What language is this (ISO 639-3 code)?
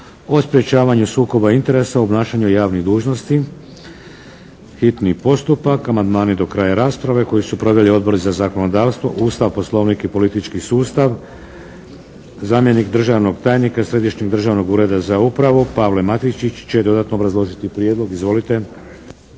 hrv